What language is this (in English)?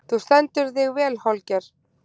Icelandic